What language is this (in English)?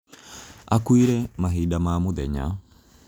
Kikuyu